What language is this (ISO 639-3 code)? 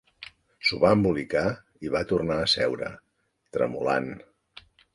cat